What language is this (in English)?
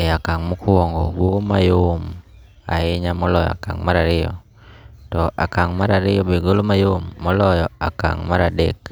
Luo (Kenya and Tanzania)